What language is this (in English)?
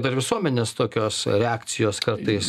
Lithuanian